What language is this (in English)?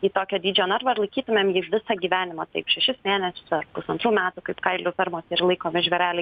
Lithuanian